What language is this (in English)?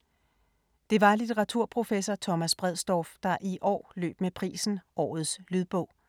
Danish